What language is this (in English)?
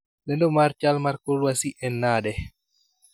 Luo (Kenya and Tanzania)